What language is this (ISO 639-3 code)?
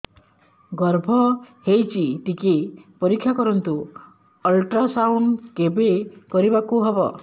ori